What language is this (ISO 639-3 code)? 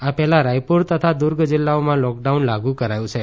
guj